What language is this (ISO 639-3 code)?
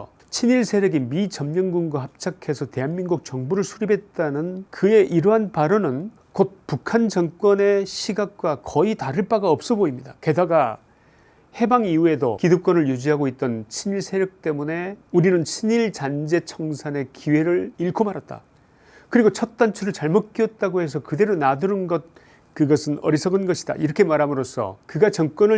kor